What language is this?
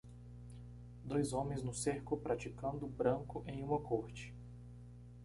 Portuguese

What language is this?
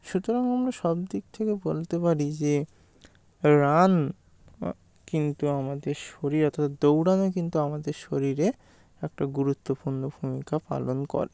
Bangla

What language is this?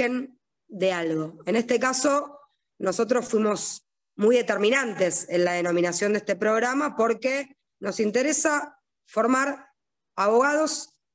Spanish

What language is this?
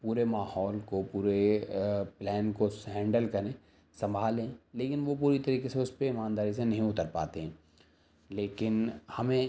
Urdu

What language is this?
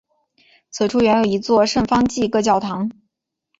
Chinese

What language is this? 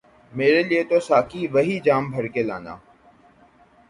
Urdu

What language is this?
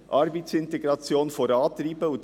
Swiss German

